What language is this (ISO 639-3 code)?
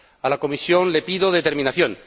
spa